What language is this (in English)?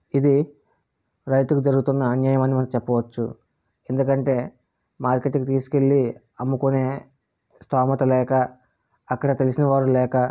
Telugu